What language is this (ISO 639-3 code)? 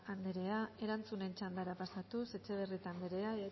eus